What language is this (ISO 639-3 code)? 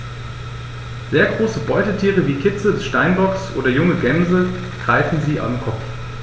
deu